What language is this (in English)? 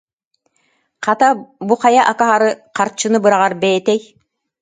Yakut